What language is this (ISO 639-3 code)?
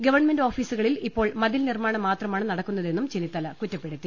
mal